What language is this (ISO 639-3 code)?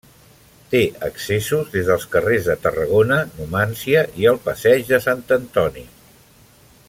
cat